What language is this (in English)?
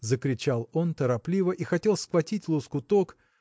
Russian